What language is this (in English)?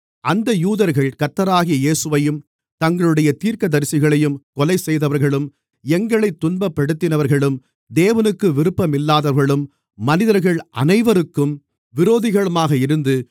Tamil